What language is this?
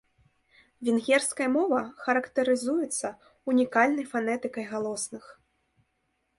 Belarusian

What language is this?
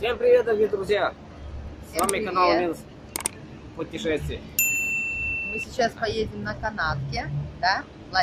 Russian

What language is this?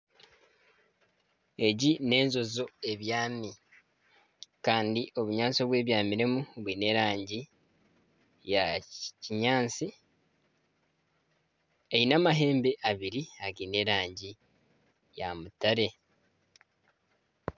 Nyankole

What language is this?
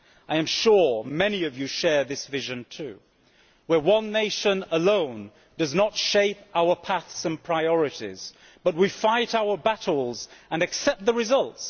English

